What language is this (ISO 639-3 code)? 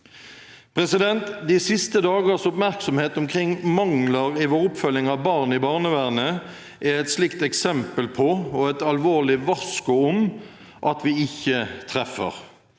nor